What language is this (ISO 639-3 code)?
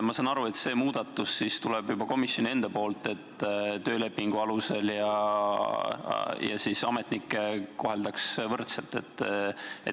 est